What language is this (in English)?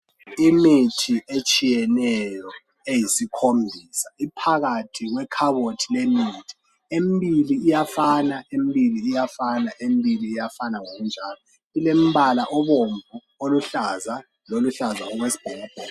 North Ndebele